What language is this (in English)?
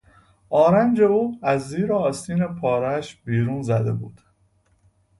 Persian